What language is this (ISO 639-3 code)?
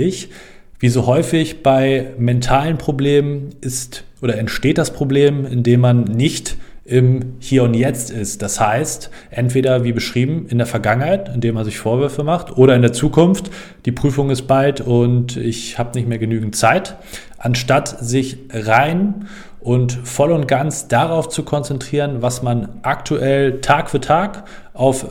deu